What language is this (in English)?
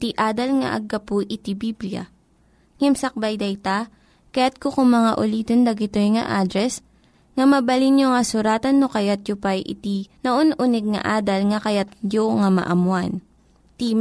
Filipino